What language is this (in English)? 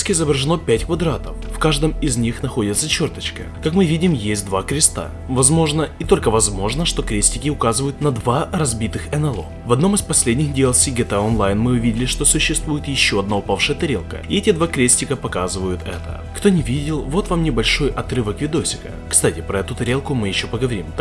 Russian